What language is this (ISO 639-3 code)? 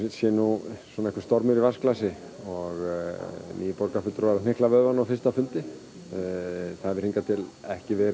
isl